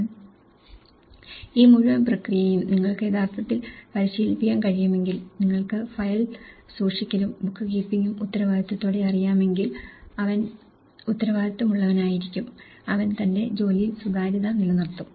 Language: Malayalam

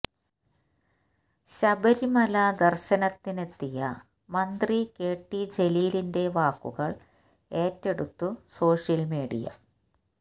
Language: Malayalam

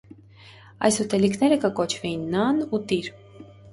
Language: Armenian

